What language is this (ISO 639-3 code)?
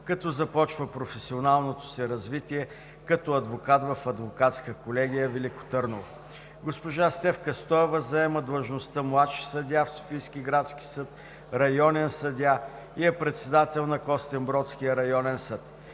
bul